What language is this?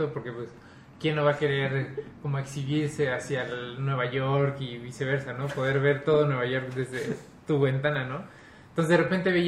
Spanish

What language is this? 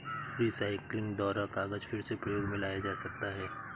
Hindi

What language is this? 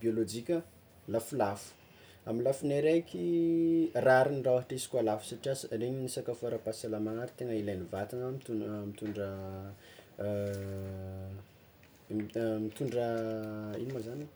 Tsimihety Malagasy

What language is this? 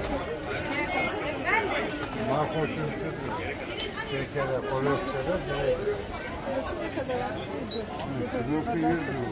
Turkish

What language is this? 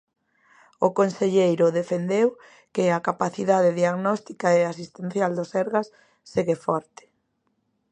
Galician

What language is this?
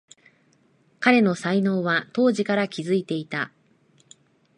Japanese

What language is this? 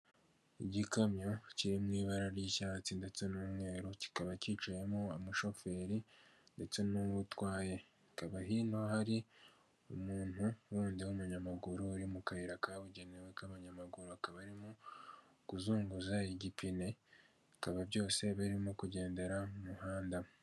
Kinyarwanda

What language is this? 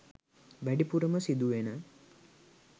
Sinhala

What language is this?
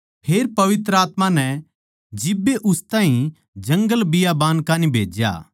Haryanvi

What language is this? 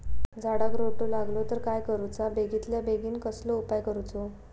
Marathi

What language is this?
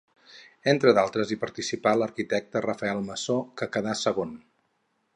Catalan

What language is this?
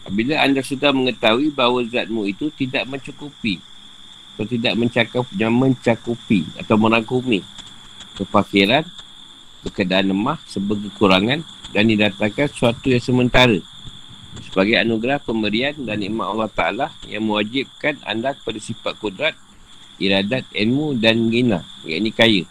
Malay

